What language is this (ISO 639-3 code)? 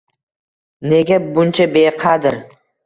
uzb